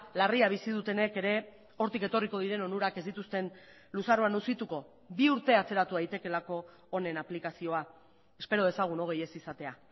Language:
Basque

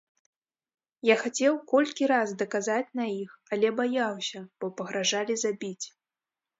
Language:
Belarusian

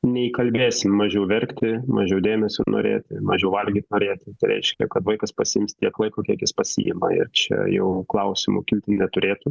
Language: Lithuanian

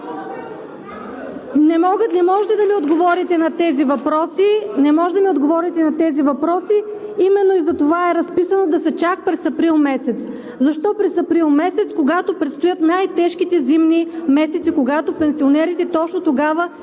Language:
Bulgarian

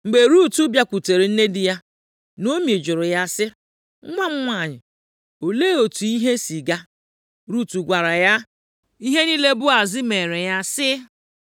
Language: Igbo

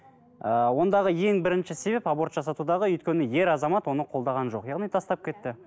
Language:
Kazakh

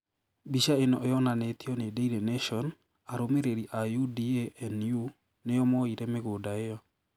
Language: Kikuyu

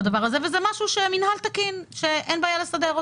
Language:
Hebrew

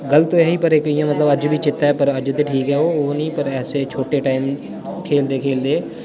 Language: Dogri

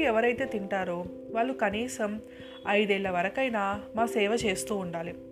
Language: Telugu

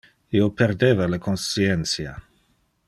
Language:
Interlingua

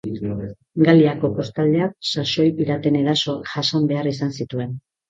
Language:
Basque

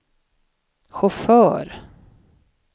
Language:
Swedish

